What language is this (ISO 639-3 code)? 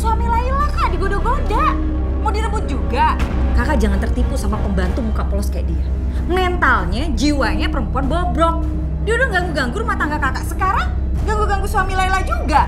ind